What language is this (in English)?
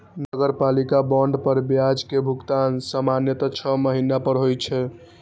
Maithili